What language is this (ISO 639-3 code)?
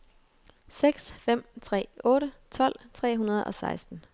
dan